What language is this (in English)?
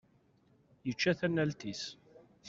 Kabyle